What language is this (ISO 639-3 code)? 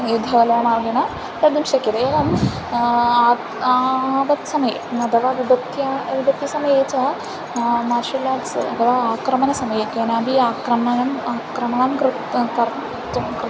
san